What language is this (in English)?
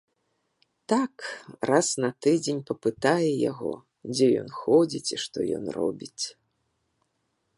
Belarusian